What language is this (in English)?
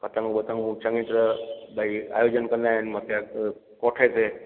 Sindhi